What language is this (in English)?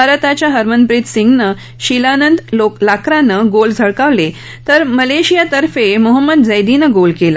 Marathi